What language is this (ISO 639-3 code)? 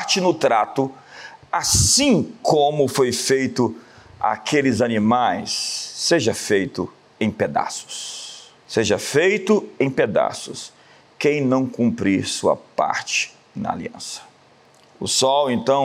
por